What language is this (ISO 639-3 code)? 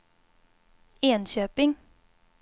swe